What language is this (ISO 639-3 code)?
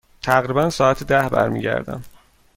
fas